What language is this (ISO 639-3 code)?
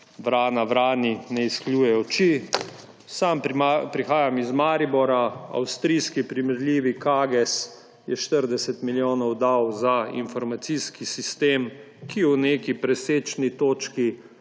slv